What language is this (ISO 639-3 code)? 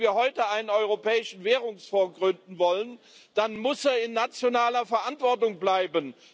deu